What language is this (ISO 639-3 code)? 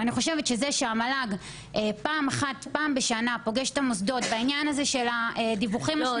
heb